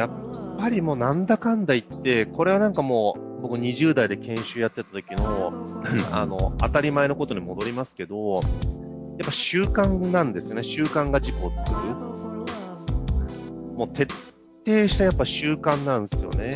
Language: Japanese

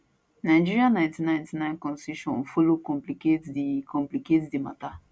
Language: Nigerian Pidgin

